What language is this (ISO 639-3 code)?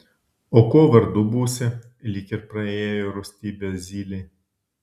lit